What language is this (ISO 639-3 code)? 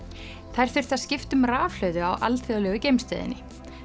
isl